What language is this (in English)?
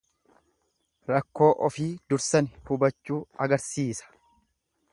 Oromo